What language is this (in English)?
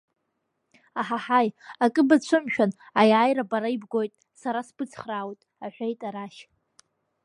Abkhazian